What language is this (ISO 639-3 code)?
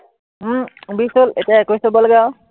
asm